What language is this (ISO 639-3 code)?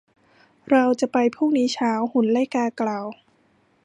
tha